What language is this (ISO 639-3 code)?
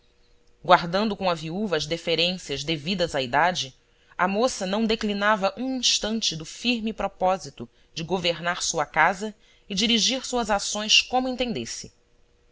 por